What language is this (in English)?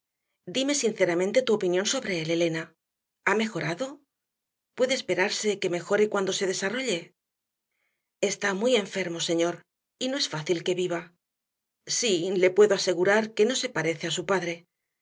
Spanish